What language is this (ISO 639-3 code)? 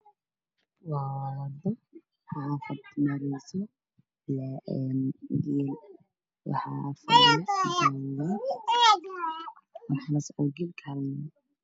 som